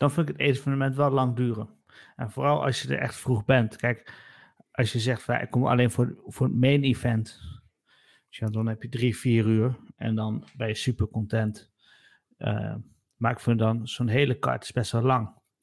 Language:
Dutch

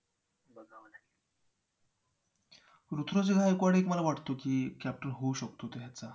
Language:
Marathi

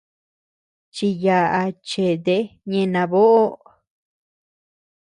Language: Tepeuxila Cuicatec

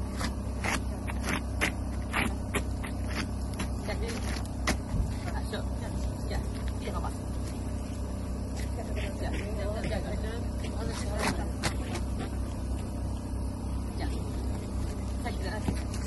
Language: Turkish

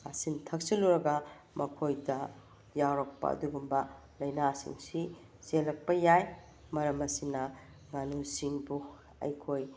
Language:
Manipuri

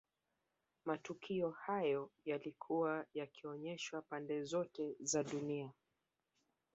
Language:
Swahili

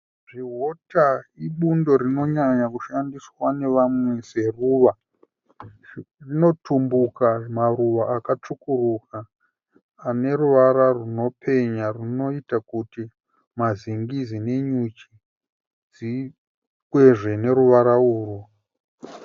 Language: Shona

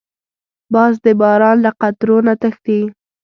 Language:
Pashto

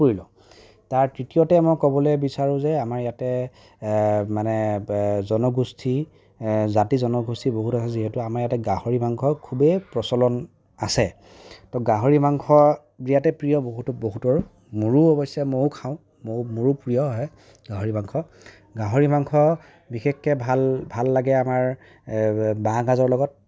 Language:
Assamese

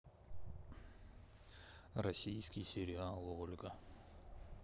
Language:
Russian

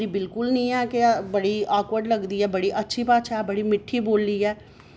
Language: Dogri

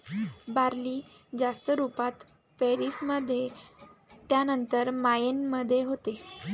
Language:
Marathi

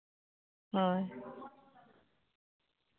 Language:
Santali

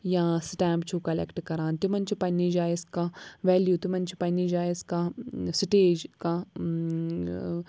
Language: Kashmiri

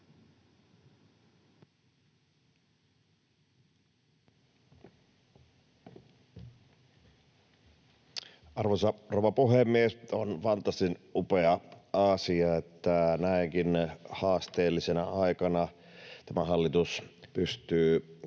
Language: Finnish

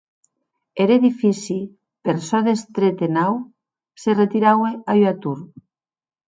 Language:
Occitan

